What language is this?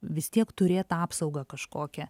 Lithuanian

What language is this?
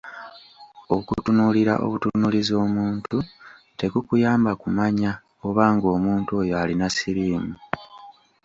Ganda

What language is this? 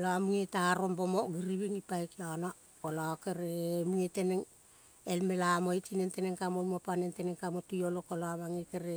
Kol (Papua New Guinea)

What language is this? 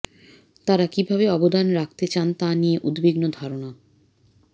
Bangla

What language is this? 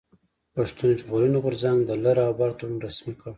Pashto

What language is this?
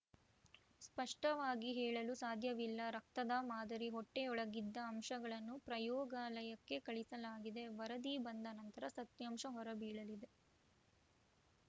Kannada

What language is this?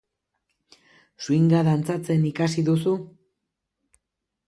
Basque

